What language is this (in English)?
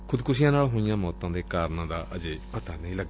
Punjabi